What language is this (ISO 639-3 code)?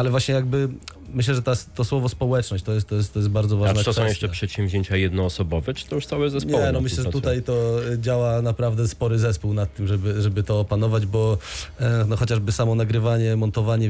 pol